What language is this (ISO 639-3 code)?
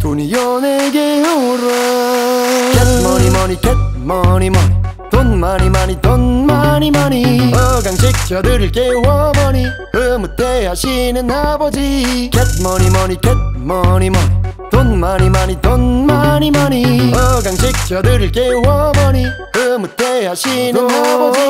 kor